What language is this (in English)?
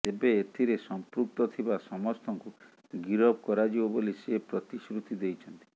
Odia